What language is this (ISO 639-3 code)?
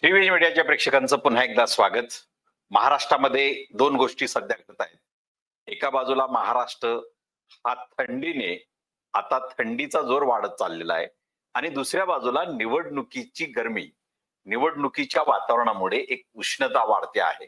mar